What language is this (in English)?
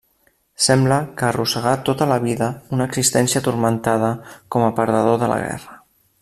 Catalan